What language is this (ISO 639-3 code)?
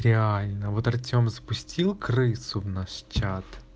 rus